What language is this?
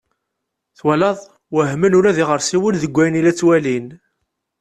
Kabyle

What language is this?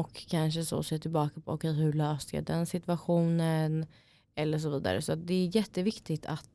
Swedish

